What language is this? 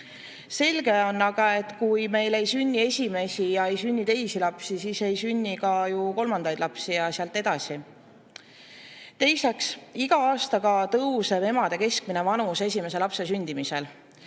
Estonian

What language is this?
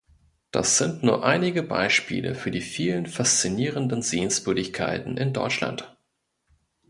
German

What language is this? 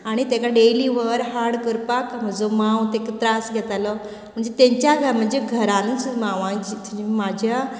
Konkani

